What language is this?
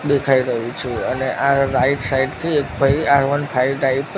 Gujarati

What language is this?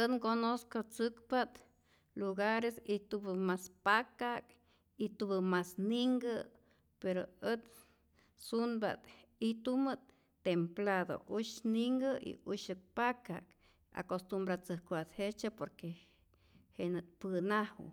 Rayón Zoque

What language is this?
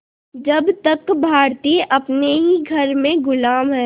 Hindi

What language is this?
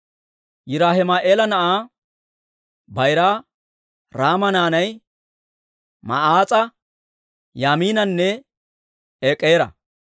Dawro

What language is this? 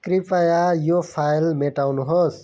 Nepali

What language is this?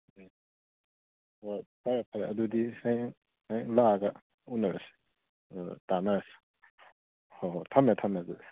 Manipuri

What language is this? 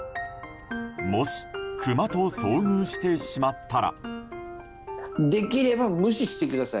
Japanese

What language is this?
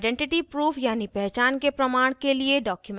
Hindi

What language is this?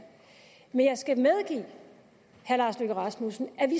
Danish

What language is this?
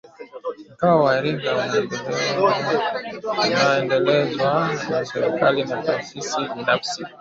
Swahili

